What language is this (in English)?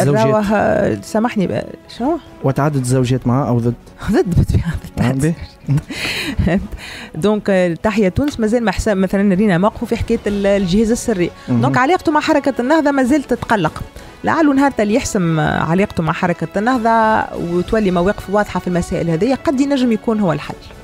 Arabic